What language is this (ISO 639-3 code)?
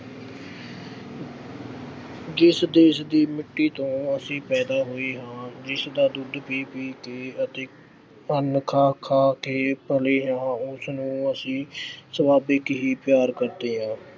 pan